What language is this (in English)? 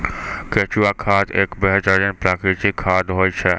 Maithili